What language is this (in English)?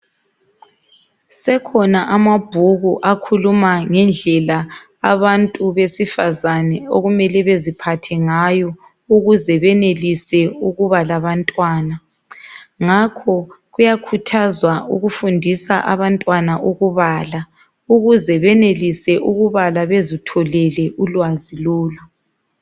North Ndebele